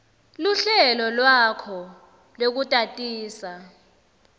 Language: Swati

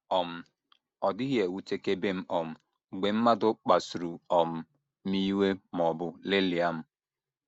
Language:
Igbo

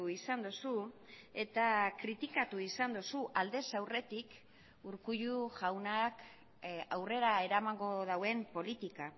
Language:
Basque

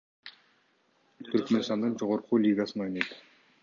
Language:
Kyrgyz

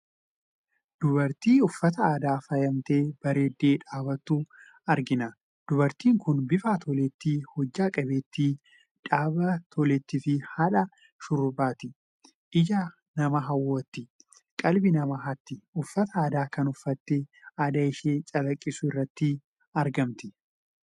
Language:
Oromo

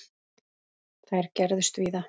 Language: Icelandic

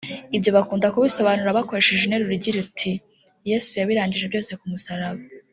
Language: Kinyarwanda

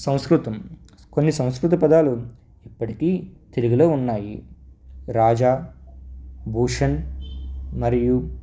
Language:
Telugu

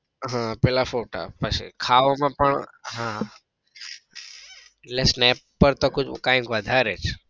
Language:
Gujarati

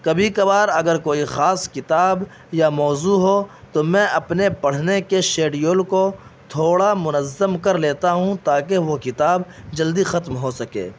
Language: Urdu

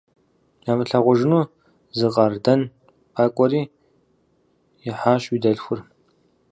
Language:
Kabardian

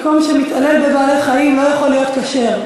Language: Hebrew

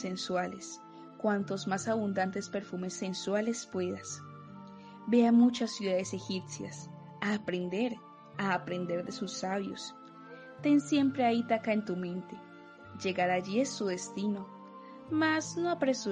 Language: Spanish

